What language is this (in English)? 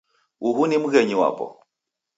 Taita